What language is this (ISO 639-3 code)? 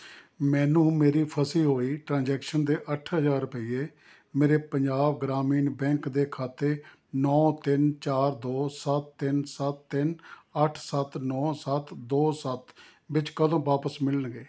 pan